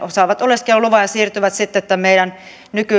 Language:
Finnish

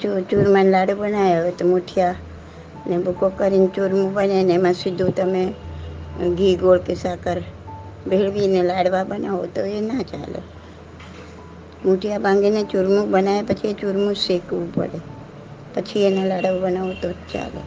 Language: Gujarati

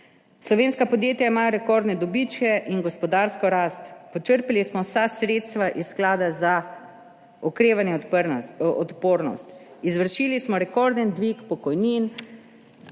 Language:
Slovenian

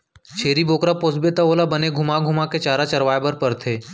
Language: Chhattisgarhi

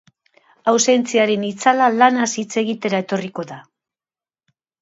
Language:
Basque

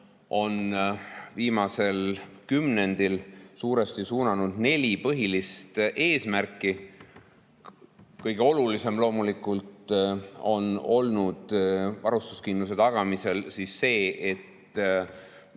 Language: Estonian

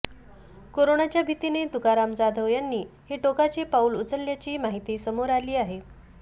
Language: Marathi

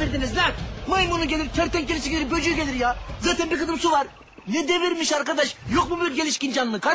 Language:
Turkish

